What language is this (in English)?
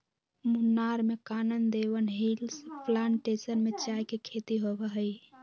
Magahi